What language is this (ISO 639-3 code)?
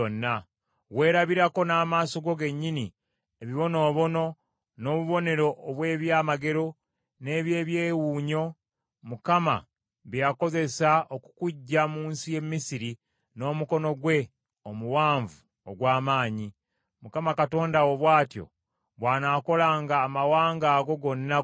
lug